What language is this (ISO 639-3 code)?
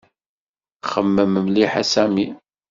kab